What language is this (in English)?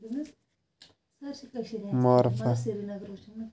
Kashmiri